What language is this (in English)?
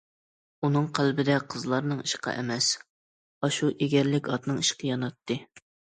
Uyghur